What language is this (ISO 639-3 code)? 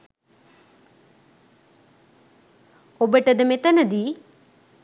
sin